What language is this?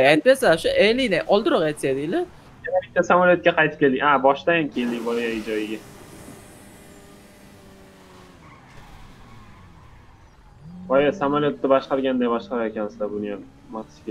Turkish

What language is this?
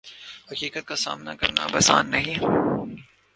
Urdu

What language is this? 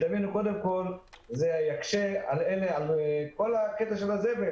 Hebrew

